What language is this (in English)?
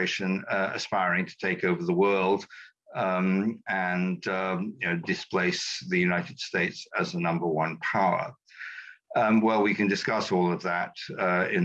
English